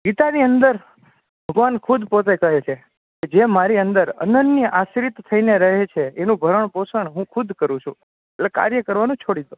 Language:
Gujarati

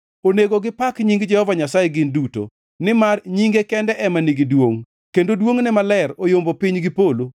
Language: Luo (Kenya and Tanzania)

